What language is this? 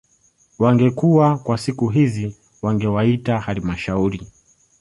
Swahili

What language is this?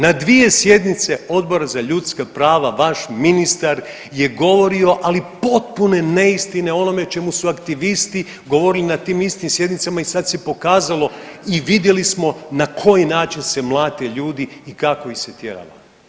Croatian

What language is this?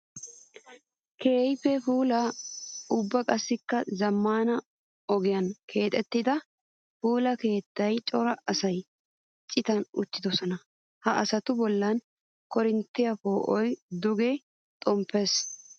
Wolaytta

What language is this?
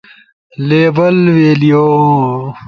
Ushojo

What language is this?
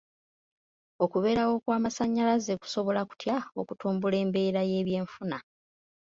Ganda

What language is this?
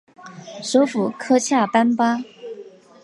Chinese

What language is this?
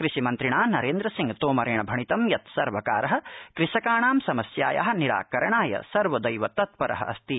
Sanskrit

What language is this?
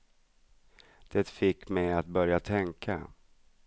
Swedish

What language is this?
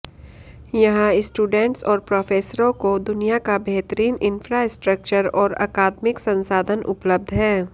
Hindi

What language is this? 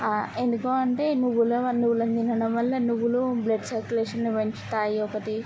Telugu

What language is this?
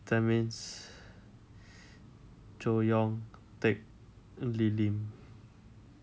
English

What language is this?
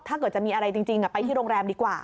Thai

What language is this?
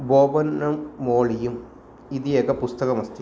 Sanskrit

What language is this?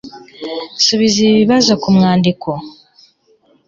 Kinyarwanda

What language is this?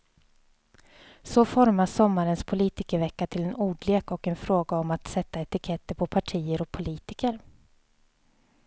Swedish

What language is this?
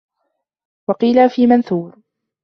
Arabic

